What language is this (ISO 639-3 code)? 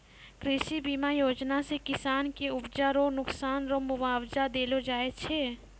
mai